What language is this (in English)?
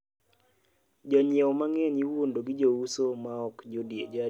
Luo (Kenya and Tanzania)